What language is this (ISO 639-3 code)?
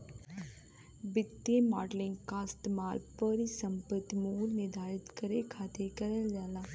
bho